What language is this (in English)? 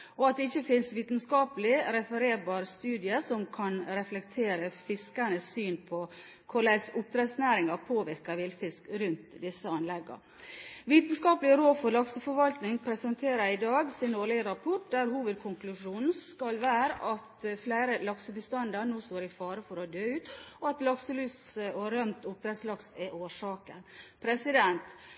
Norwegian Bokmål